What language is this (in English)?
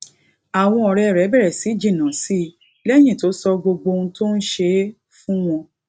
Yoruba